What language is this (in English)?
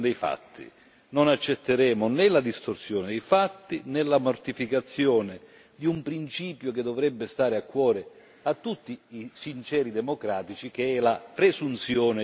Italian